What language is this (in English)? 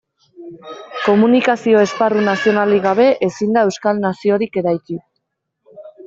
Basque